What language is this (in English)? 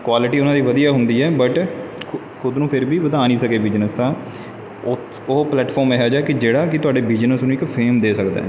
Punjabi